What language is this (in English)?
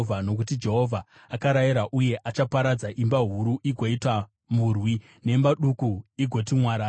Shona